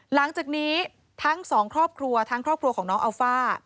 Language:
Thai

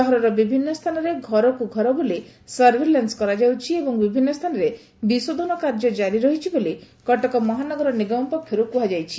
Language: Odia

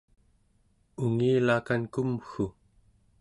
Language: Central Yupik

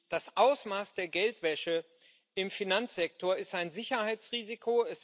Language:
German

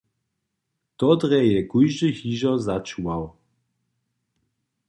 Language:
Upper Sorbian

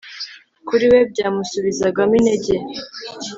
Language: Kinyarwanda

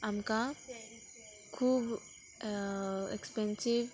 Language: Konkani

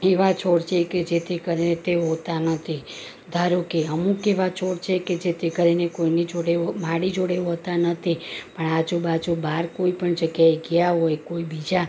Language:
Gujarati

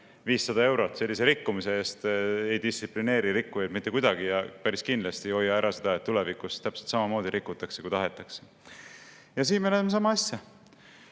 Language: Estonian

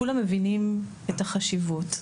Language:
Hebrew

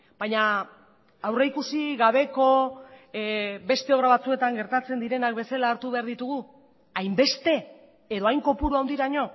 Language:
Basque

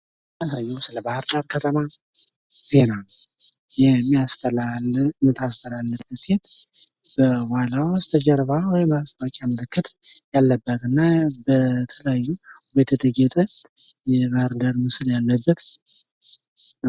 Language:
Amharic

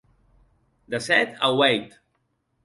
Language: Occitan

